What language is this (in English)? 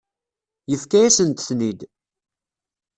Kabyle